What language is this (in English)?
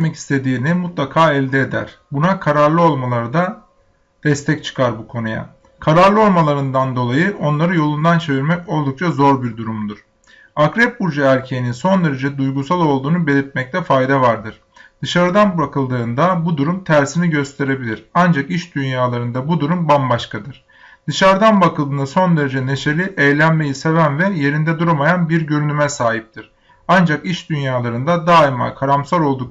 Turkish